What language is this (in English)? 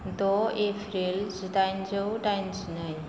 Bodo